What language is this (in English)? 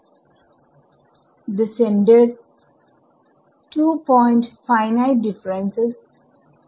Malayalam